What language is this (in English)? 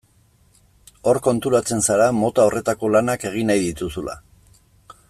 Basque